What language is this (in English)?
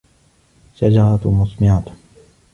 Arabic